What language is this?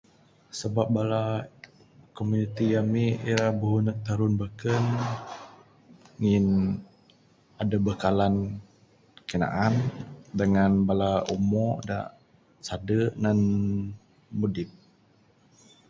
Bukar-Sadung Bidayuh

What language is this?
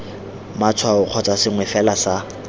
Tswana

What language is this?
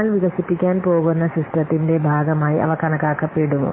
Malayalam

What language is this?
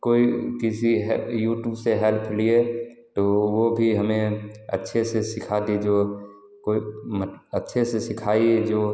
Hindi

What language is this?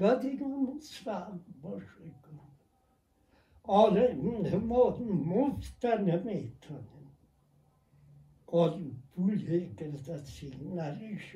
Persian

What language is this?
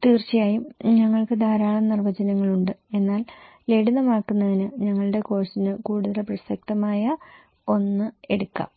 Malayalam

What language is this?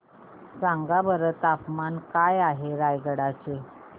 Marathi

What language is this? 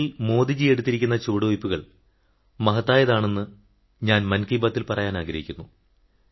Malayalam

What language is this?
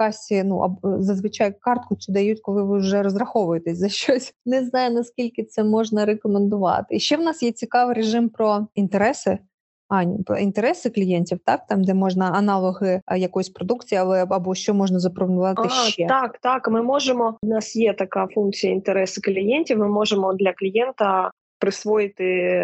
Ukrainian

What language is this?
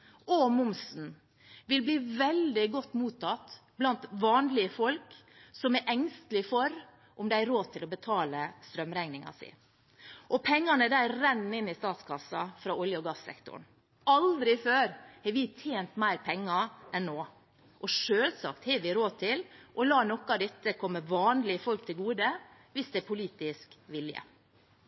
Norwegian Bokmål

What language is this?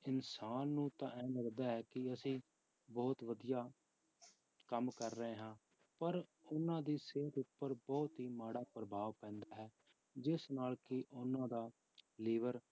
Punjabi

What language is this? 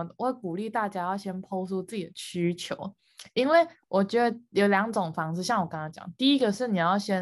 Chinese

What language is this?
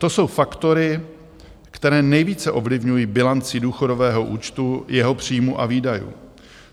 Czech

